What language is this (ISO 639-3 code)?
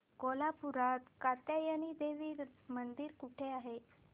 mar